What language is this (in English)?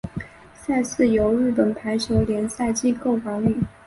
Chinese